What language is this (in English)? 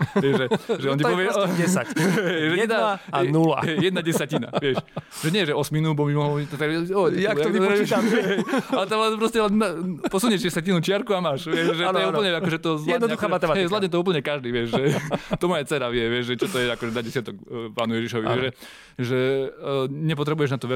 Slovak